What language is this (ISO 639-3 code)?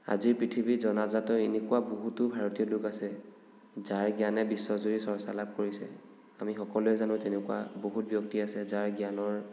asm